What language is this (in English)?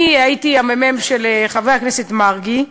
Hebrew